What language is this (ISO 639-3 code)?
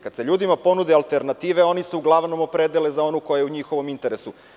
srp